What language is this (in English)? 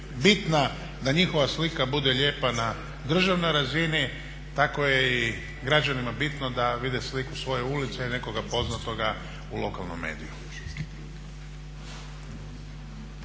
Croatian